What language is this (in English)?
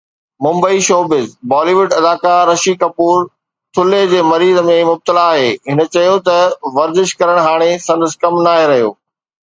Sindhi